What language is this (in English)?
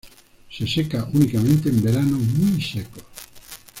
Spanish